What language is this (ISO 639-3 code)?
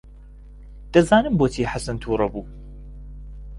ckb